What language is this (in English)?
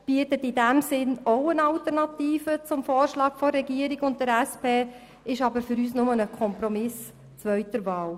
Swiss German